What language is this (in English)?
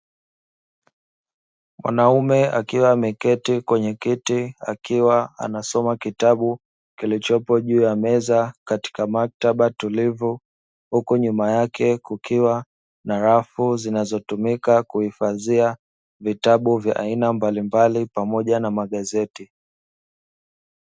Swahili